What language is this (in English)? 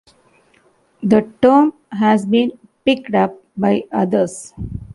English